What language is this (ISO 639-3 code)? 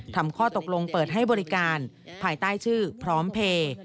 tha